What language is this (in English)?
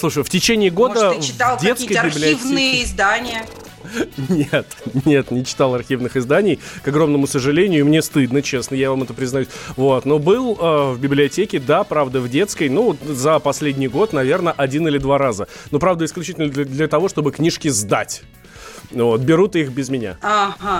Russian